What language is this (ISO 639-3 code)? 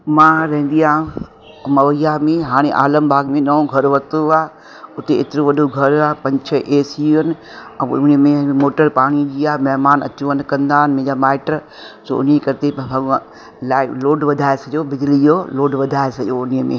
snd